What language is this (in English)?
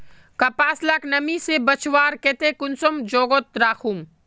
Magahi